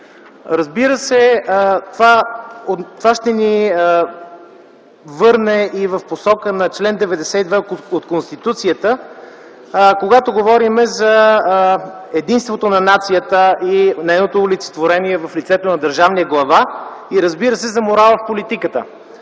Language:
Bulgarian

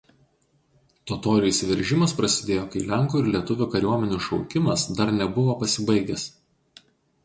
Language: Lithuanian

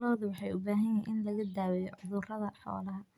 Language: Somali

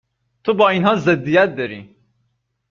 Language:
Persian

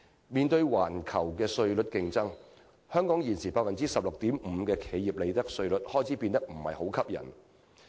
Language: Cantonese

